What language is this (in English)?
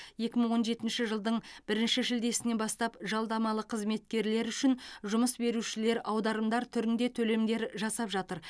Kazakh